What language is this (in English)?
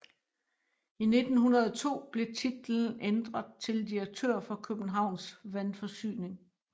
Danish